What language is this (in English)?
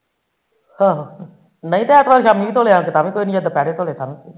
Punjabi